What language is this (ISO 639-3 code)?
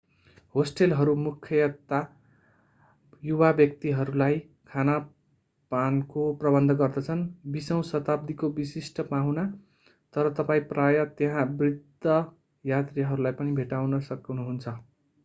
nep